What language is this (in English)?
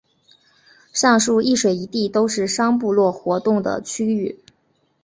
Chinese